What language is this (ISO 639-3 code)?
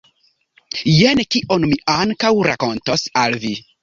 epo